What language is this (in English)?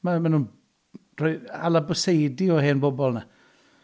Welsh